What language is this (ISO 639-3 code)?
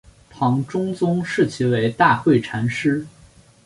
zho